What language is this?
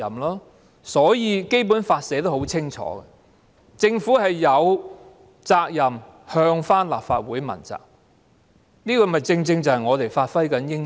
Cantonese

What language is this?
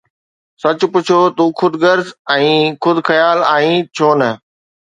Sindhi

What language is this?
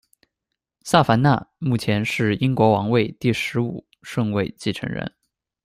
Chinese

